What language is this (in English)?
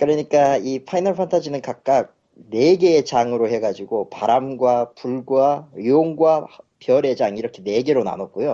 Korean